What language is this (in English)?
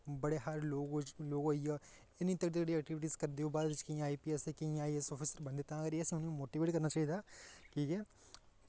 Dogri